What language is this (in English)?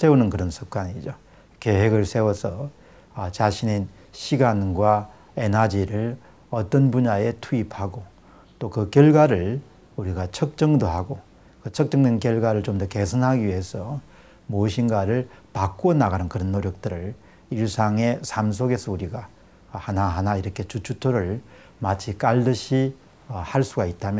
Korean